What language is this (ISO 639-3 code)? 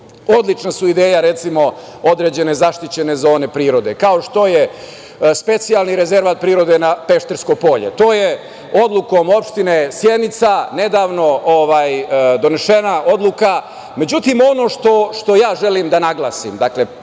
srp